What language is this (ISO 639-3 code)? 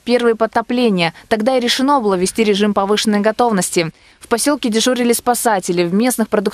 rus